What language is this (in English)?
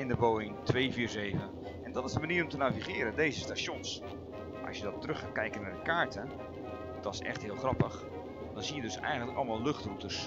Dutch